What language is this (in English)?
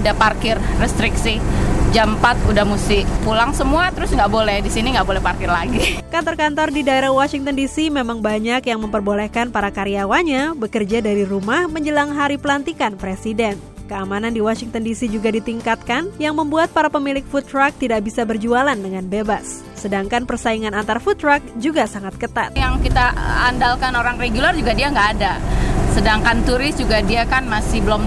Indonesian